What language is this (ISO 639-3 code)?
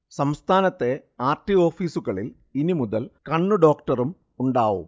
mal